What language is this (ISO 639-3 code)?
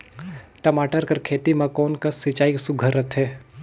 hne